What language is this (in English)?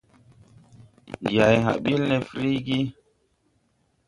Tupuri